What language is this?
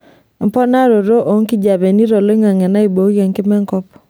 Masai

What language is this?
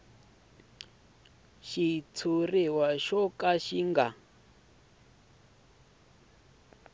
Tsonga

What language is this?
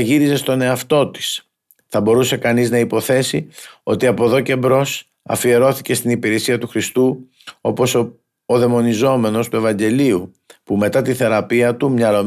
Greek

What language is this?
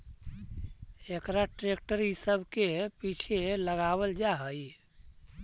Magahi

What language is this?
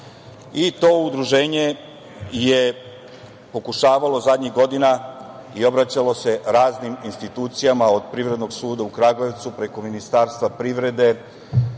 Serbian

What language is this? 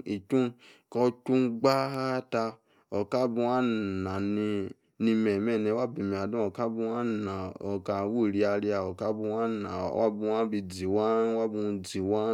Yace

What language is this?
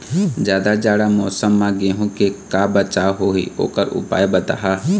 Chhattisgarhi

